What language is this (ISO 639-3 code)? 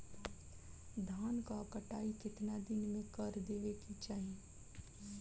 bho